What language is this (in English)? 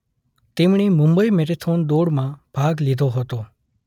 Gujarati